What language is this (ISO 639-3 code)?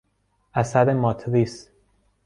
fas